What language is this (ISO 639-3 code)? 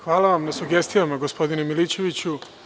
srp